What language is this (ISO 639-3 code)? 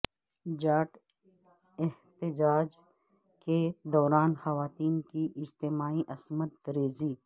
urd